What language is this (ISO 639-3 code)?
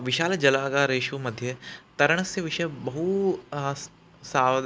san